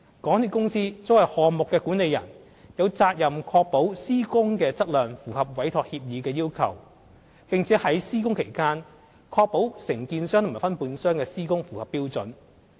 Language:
Cantonese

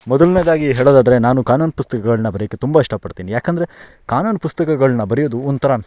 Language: Kannada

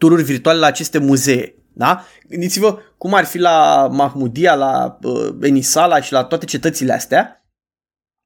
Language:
Romanian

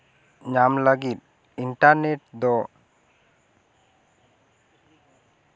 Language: Santali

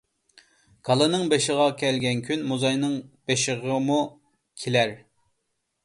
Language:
Uyghur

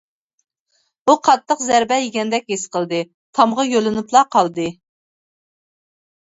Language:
Uyghur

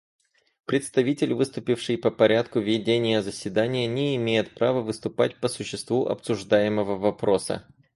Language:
Russian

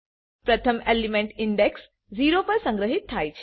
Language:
Gujarati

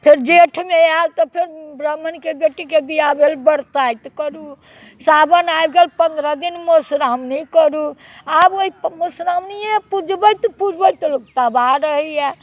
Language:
Maithili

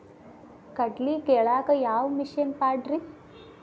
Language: Kannada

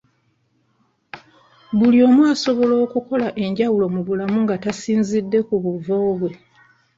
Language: Ganda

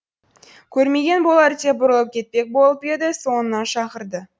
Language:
Kazakh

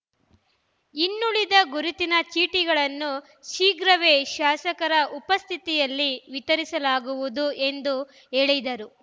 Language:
Kannada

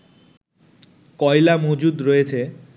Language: Bangla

